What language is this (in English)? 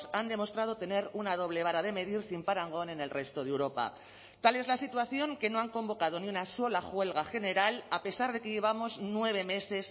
Spanish